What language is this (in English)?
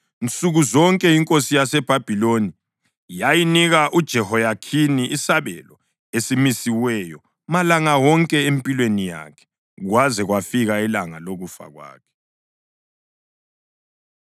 North Ndebele